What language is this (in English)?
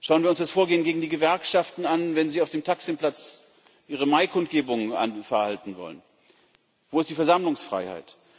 German